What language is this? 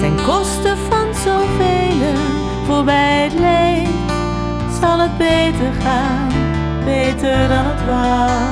Dutch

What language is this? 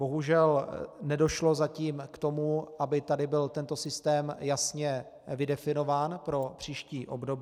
Czech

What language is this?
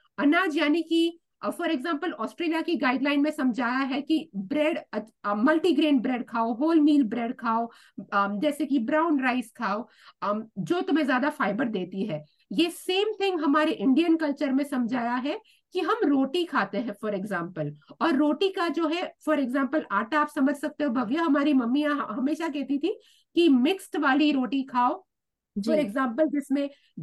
Hindi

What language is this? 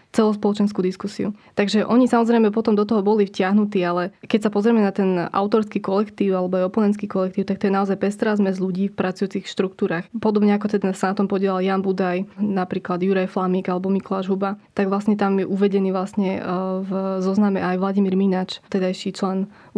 Slovak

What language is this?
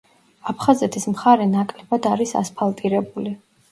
Georgian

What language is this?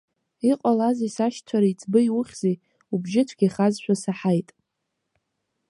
Abkhazian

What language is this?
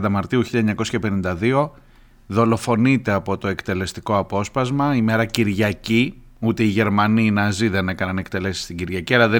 Greek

